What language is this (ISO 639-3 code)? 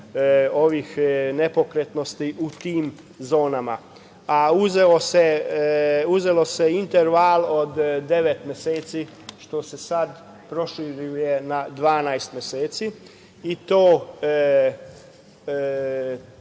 srp